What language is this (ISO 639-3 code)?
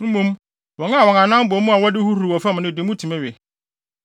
aka